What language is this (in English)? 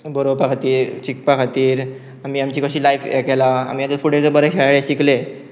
Konkani